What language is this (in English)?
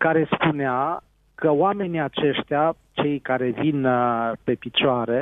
Romanian